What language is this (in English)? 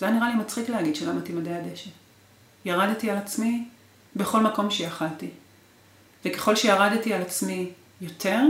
Hebrew